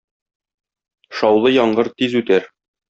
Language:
Tatar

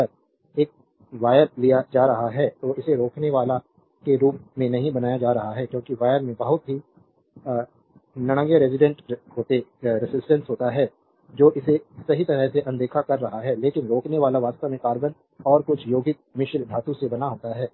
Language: Hindi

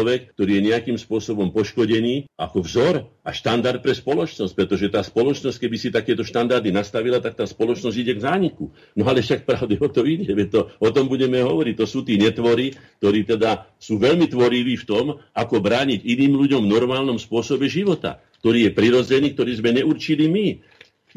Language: Slovak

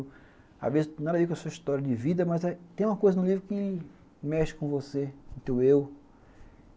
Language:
Portuguese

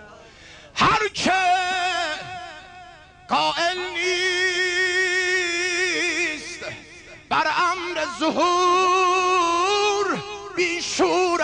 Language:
Persian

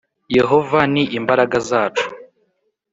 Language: Kinyarwanda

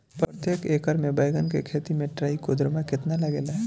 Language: Bhojpuri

